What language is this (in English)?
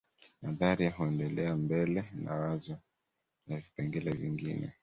Swahili